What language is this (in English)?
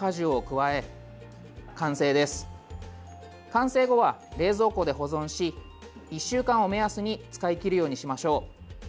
Japanese